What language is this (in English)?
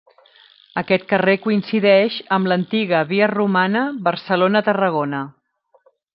Catalan